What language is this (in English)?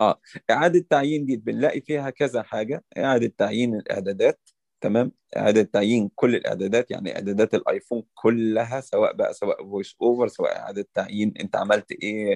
Arabic